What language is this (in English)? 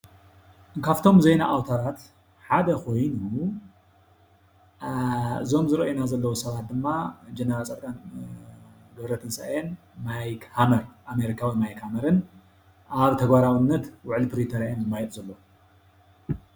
Tigrinya